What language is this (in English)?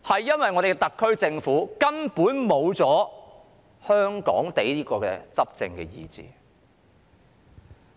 Cantonese